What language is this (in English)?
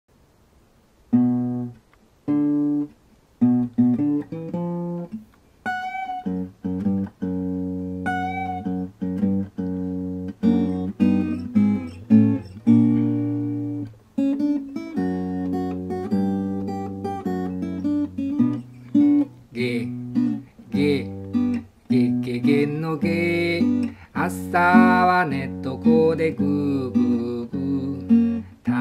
French